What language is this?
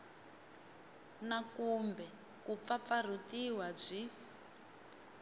Tsonga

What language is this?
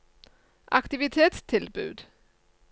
Norwegian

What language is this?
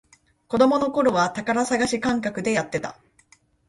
Japanese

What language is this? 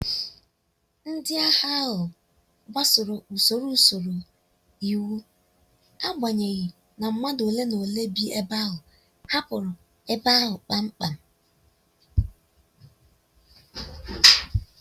Igbo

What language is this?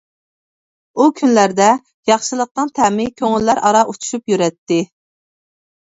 Uyghur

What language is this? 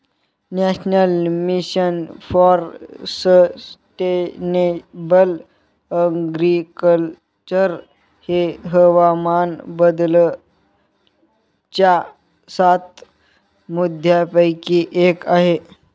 Marathi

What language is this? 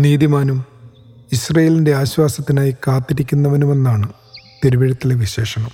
Malayalam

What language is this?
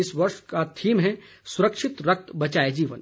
Hindi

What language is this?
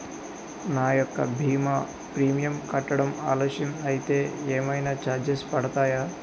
Telugu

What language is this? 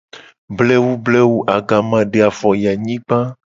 Gen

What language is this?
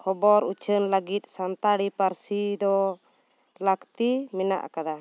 Santali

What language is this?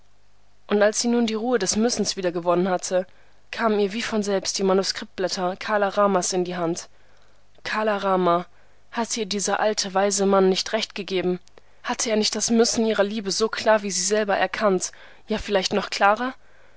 German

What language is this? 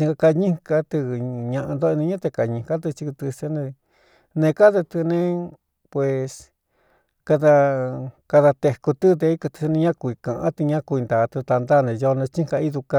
Cuyamecalco Mixtec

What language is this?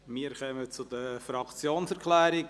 Swiss German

